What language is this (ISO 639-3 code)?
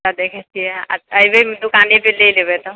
mai